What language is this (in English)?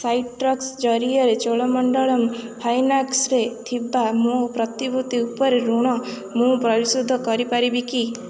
Odia